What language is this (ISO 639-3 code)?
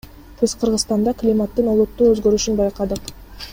kir